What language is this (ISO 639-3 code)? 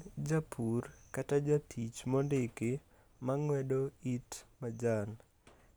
luo